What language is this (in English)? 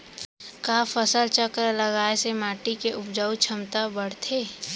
Chhattisgarhi